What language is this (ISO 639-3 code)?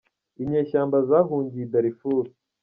kin